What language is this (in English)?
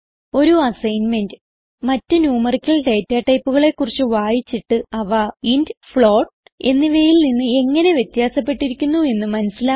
Malayalam